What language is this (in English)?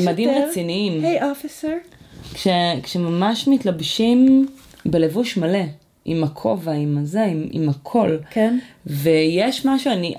Hebrew